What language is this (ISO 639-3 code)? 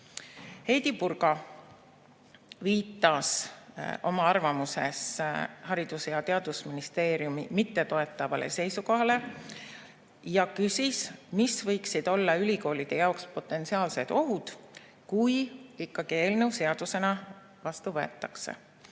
est